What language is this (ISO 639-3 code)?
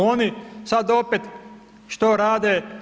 hrv